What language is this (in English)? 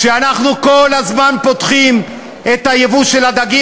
Hebrew